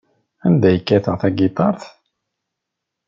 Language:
Kabyle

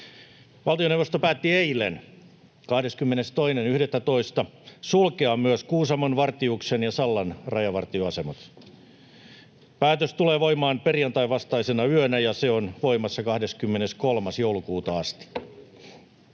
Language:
Finnish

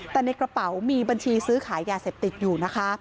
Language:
Thai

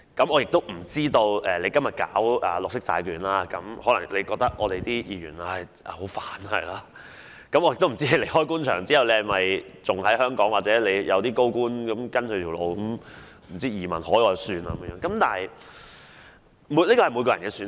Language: Cantonese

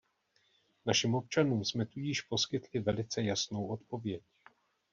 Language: Czech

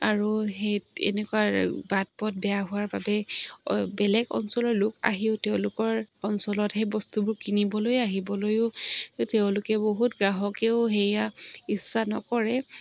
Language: Assamese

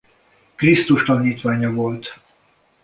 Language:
Hungarian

